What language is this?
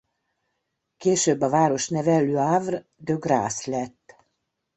Hungarian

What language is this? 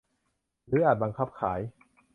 Thai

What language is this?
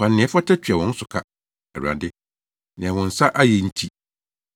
Akan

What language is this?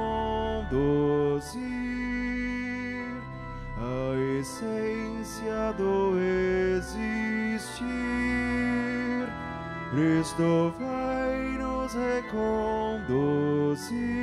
Portuguese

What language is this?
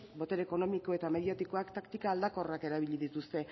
Basque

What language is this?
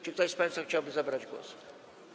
Polish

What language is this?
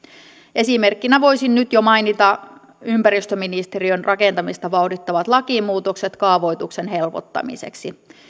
Finnish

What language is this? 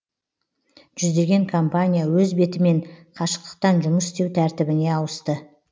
Kazakh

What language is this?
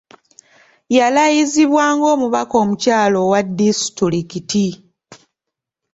Ganda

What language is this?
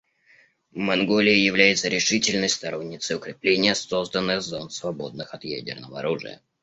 Russian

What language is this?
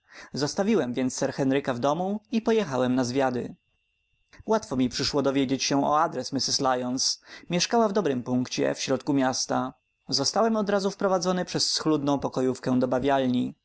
Polish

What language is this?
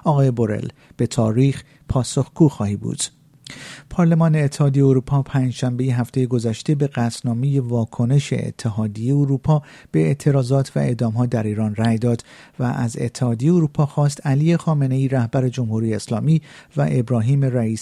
Persian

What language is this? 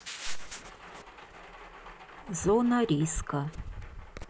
Russian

